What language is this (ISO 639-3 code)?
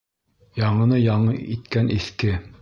bak